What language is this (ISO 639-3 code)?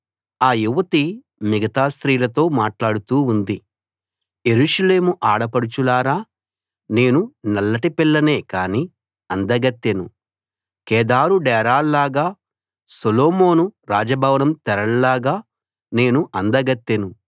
tel